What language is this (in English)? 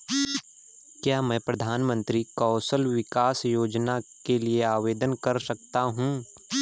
Hindi